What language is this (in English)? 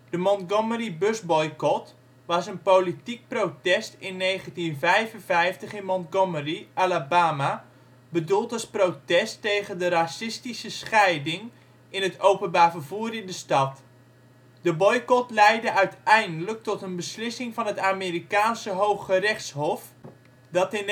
Dutch